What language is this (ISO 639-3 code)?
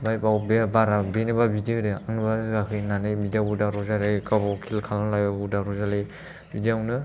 brx